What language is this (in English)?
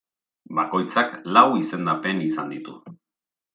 Basque